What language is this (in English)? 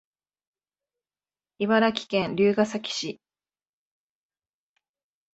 Japanese